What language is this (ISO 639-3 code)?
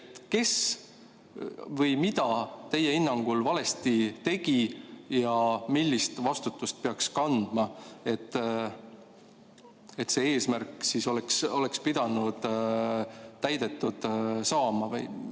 est